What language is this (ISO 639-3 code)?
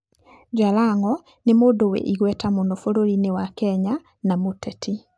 kik